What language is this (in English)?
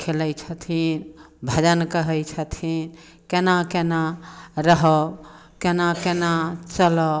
Maithili